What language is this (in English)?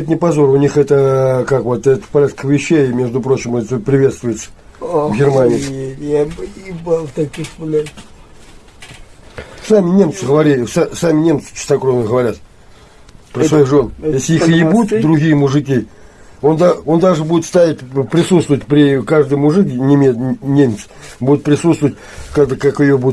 Russian